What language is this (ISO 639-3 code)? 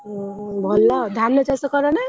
ori